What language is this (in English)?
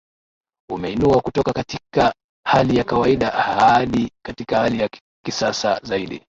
Swahili